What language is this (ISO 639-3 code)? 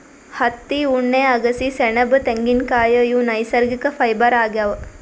kan